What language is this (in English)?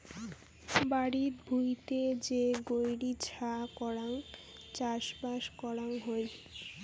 Bangla